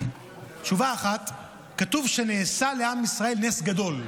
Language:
Hebrew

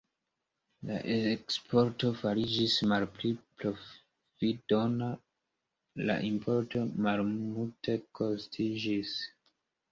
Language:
Esperanto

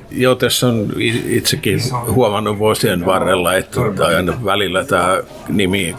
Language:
Finnish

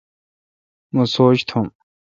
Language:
Kalkoti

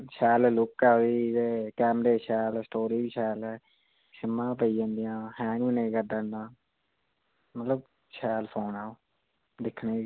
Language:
Dogri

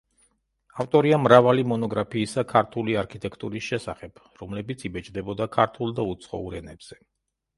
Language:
Georgian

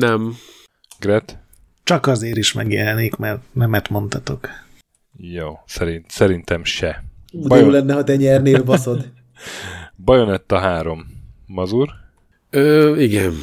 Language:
Hungarian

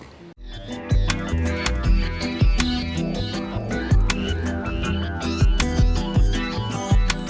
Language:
Indonesian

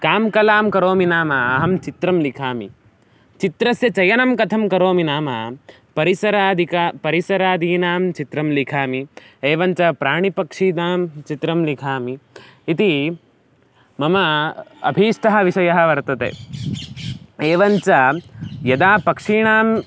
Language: Sanskrit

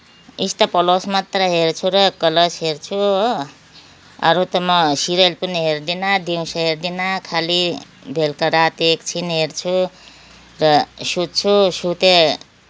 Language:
Nepali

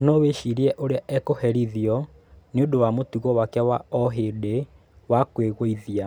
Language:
Kikuyu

